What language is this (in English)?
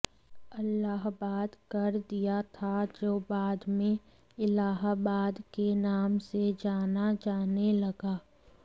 Hindi